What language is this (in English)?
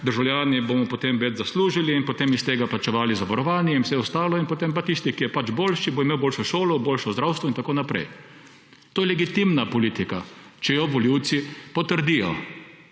Slovenian